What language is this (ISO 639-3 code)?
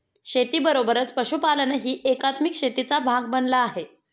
mar